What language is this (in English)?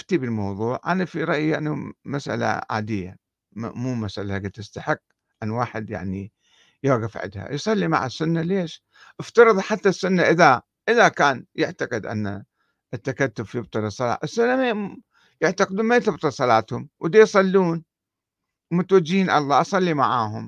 Arabic